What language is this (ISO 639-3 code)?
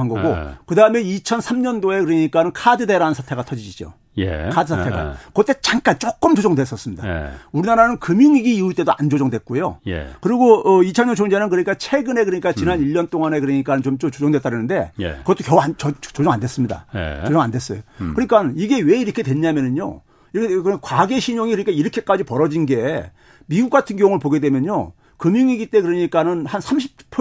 kor